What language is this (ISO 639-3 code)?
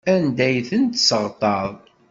kab